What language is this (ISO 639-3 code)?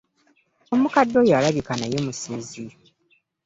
lug